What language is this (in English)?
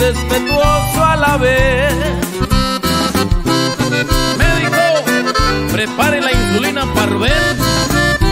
Spanish